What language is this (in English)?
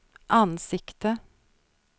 Swedish